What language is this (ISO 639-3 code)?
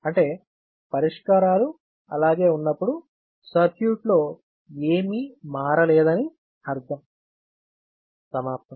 tel